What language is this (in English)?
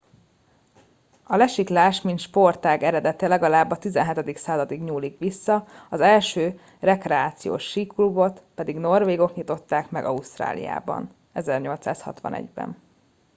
Hungarian